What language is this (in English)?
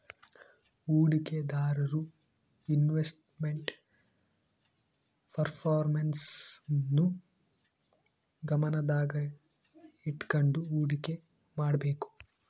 Kannada